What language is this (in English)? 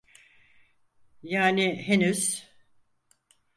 Turkish